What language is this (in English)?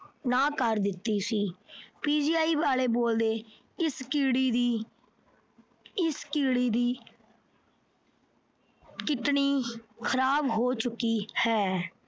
Punjabi